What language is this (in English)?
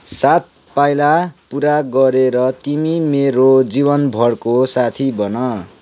Nepali